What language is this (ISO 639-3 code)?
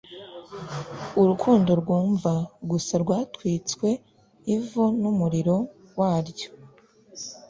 kin